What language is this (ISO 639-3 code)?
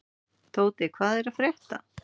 isl